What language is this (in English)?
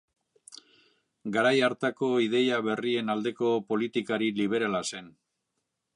Basque